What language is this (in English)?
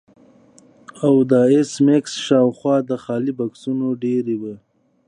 Pashto